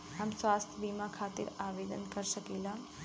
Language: Bhojpuri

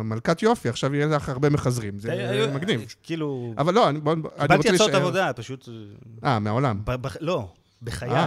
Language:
Hebrew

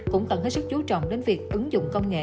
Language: Vietnamese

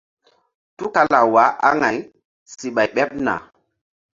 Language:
Mbum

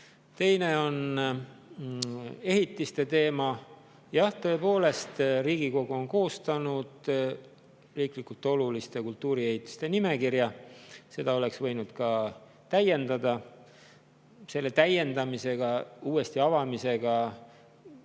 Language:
Estonian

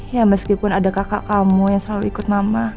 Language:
Indonesian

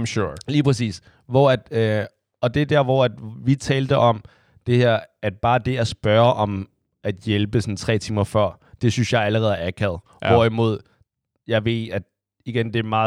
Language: Danish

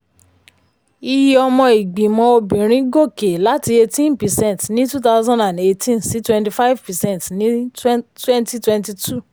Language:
Yoruba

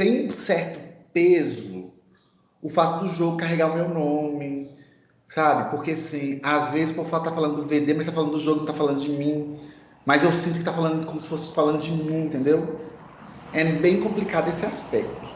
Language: Portuguese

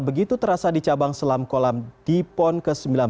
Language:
Indonesian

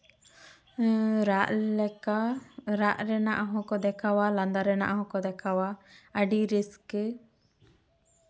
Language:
Santali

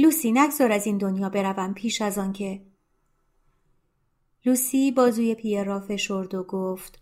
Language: Persian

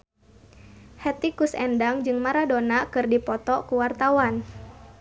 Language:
Sundanese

